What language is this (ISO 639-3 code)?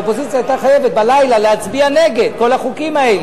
heb